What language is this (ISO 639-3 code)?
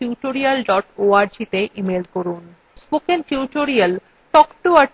ben